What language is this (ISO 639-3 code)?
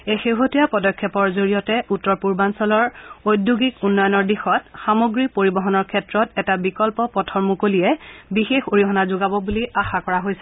asm